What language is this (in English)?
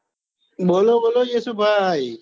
Gujarati